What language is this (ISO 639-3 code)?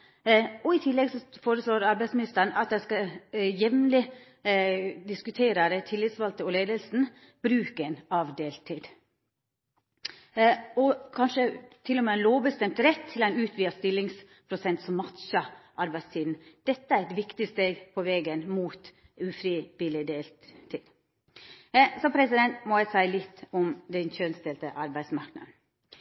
nno